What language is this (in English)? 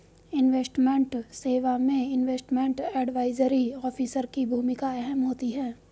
Hindi